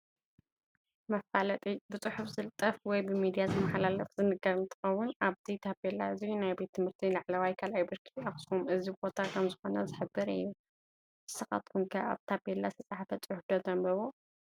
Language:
Tigrinya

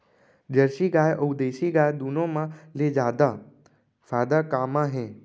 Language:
Chhattisgarhi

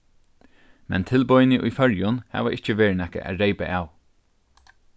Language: Faroese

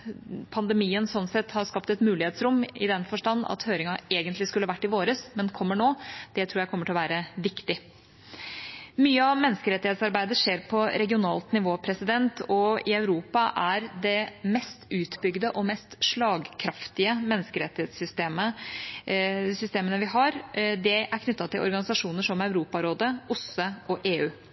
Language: Norwegian Bokmål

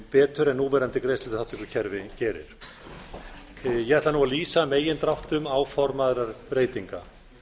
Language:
Icelandic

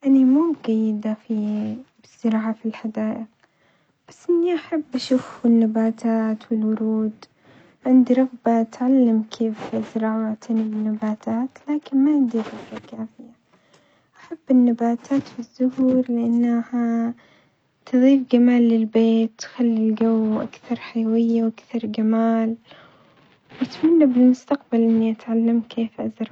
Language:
Omani Arabic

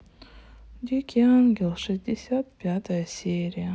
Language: Russian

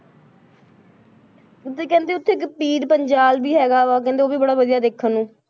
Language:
Punjabi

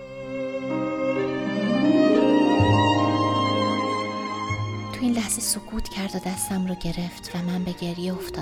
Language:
Persian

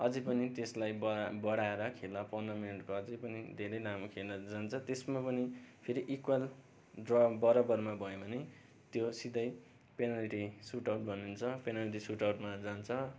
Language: Nepali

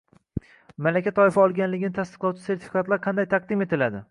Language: Uzbek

